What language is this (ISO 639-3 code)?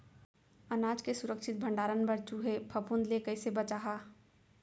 hne